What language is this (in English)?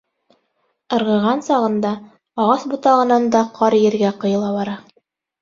Bashkir